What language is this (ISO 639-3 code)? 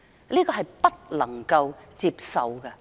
yue